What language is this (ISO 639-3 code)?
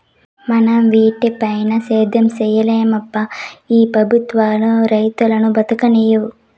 tel